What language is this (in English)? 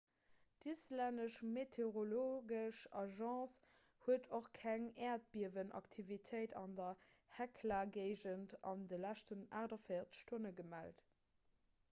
Luxembourgish